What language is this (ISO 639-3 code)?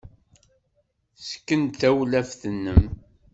kab